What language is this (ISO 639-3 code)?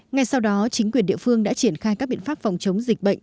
vie